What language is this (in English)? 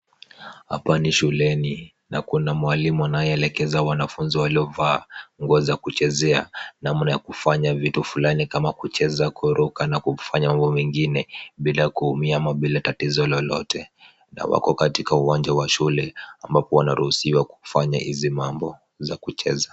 Swahili